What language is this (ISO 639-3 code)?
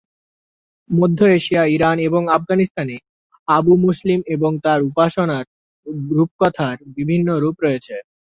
ben